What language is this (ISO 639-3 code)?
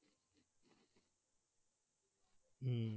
ben